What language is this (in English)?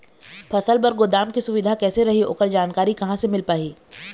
Chhattisgarhi